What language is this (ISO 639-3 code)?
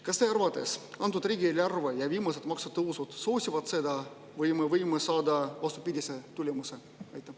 est